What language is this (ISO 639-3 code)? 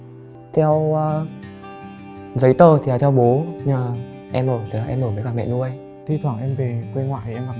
vie